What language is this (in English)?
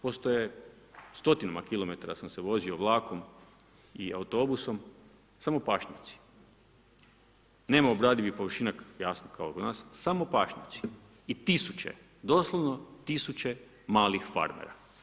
Croatian